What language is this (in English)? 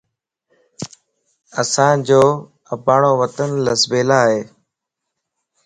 Lasi